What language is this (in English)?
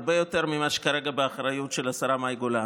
Hebrew